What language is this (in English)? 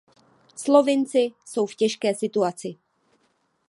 Czech